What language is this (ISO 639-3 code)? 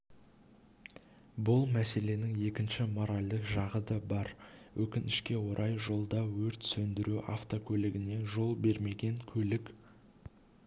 kaz